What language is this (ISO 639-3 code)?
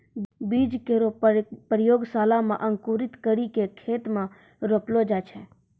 mai